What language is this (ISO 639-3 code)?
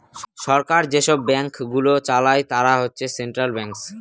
ben